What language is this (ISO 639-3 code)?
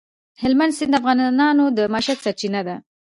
pus